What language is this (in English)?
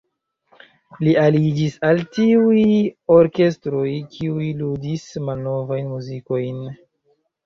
Esperanto